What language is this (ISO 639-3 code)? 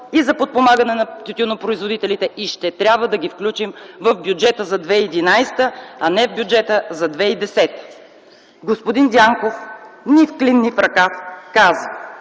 bul